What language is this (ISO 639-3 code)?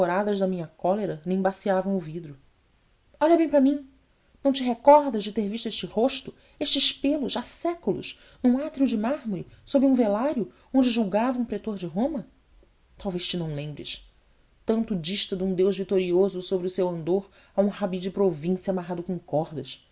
por